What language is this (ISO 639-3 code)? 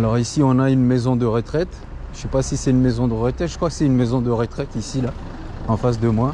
fra